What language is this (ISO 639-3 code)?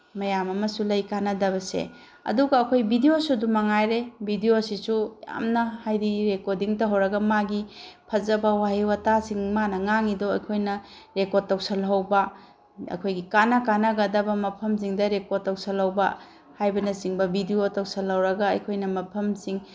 mni